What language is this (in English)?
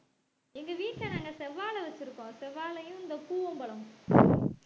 Tamil